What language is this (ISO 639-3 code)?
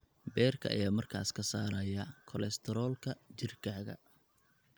som